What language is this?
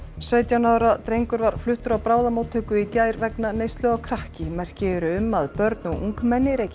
Icelandic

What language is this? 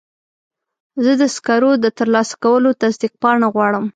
Pashto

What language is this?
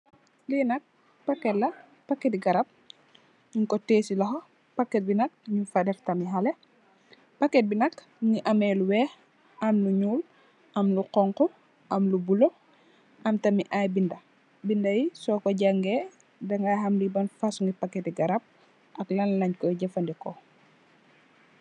Wolof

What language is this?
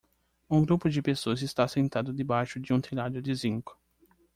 Portuguese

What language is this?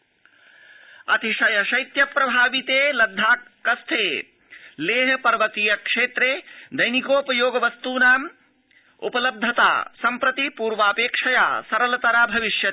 Sanskrit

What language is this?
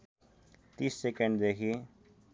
Nepali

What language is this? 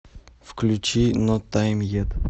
Russian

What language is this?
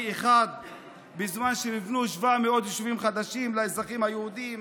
Hebrew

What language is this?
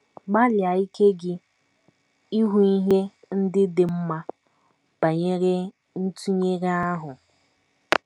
Igbo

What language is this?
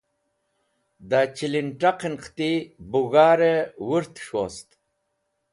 Wakhi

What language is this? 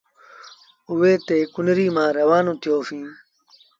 Sindhi Bhil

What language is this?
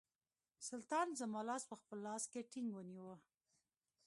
Pashto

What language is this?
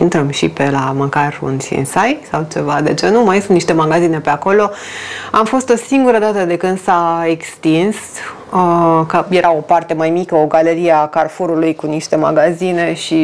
Romanian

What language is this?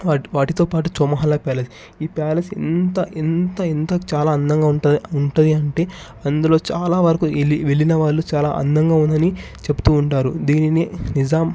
Telugu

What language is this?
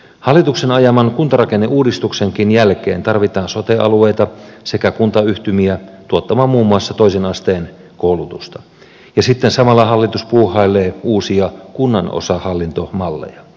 Finnish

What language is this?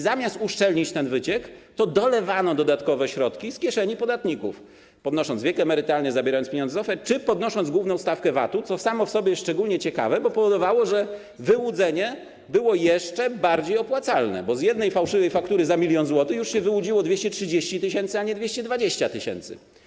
Polish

